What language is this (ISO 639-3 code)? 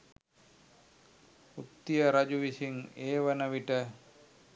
sin